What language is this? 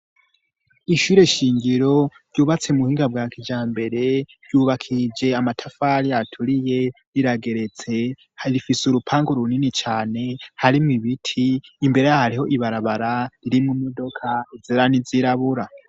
Rundi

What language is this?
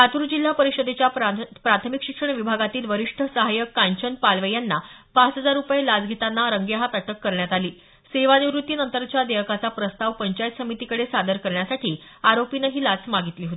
Marathi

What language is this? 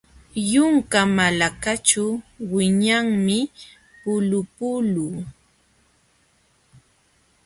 Jauja Wanca Quechua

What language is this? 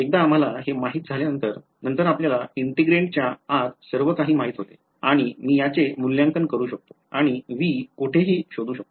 Marathi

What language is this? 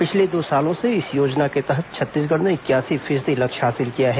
Hindi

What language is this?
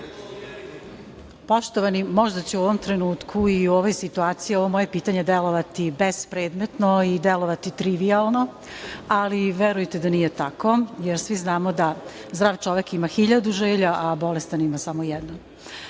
Serbian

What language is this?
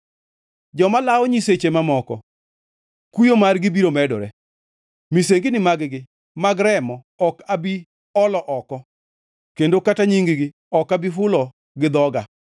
Luo (Kenya and Tanzania)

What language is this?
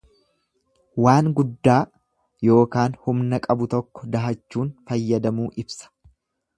Oromo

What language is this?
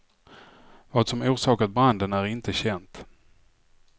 Swedish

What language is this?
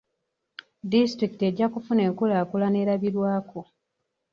Ganda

